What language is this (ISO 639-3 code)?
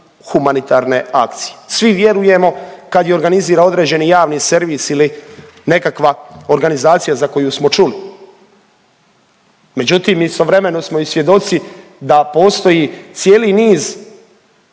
hrv